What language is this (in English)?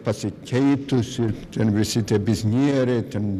Lithuanian